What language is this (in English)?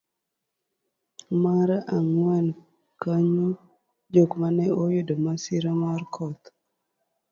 Luo (Kenya and Tanzania)